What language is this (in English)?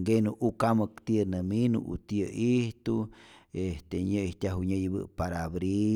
Rayón Zoque